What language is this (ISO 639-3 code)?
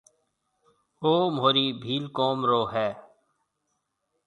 mve